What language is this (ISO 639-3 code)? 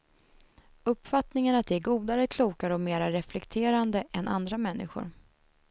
swe